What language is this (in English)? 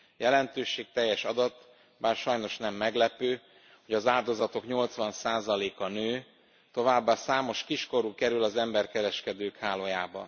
Hungarian